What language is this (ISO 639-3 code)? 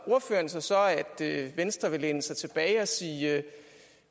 dan